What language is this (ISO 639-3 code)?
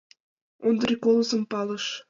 chm